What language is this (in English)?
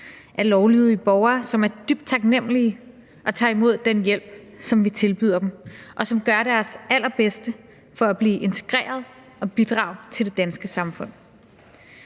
Danish